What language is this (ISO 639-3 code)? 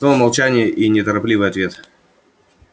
rus